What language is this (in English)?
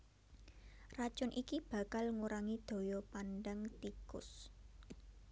Javanese